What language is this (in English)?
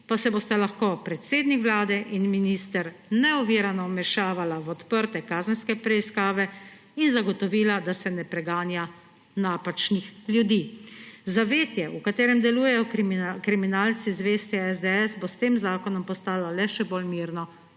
Slovenian